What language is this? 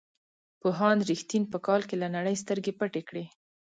Pashto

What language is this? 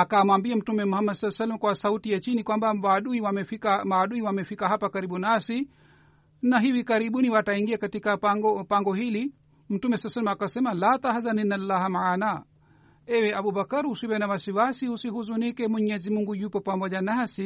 Swahili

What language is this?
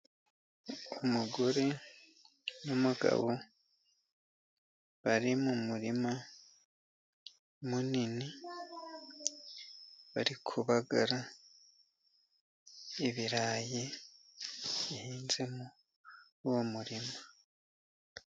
Kinyarwanda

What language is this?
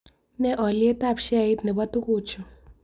Kalenjin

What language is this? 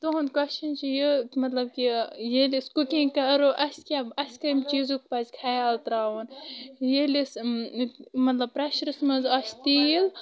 Kashmiri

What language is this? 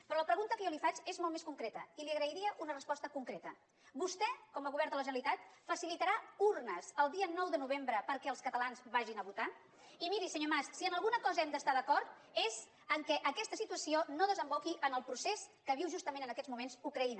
Catalan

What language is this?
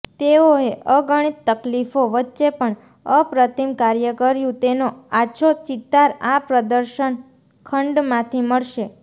Gujarati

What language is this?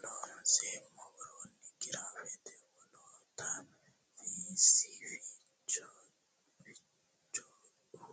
Sidamo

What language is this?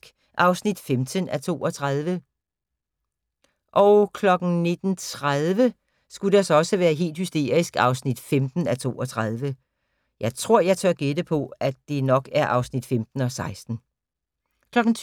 Danish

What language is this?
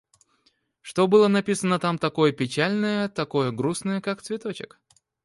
Russian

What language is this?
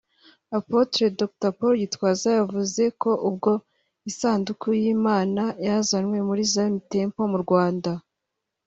Kinyarwanda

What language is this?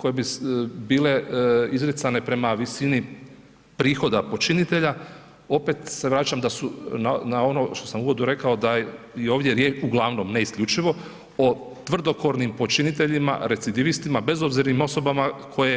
Croatian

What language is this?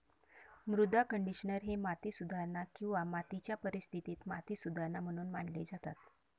Marathi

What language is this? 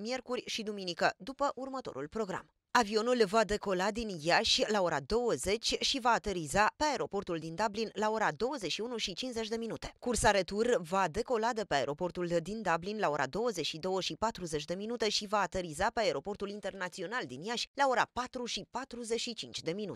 Romanian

